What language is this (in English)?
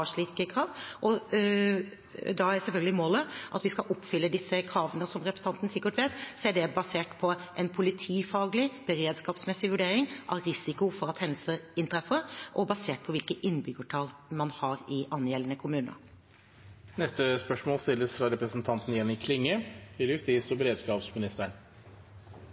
Norwegian